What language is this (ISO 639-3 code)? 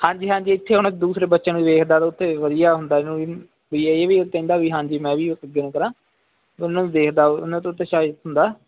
pan